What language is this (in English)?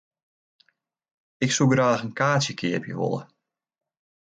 Western Frisian